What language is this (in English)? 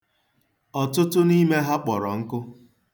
Igbo